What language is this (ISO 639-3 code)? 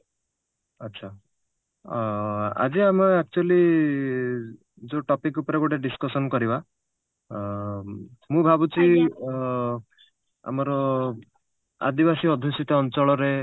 ori